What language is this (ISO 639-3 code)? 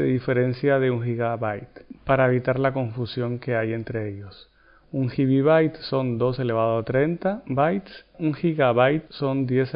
spa